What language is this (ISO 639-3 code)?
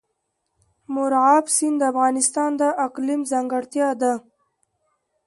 pus